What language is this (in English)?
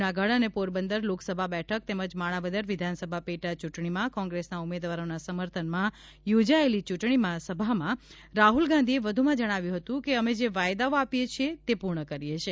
Gujarati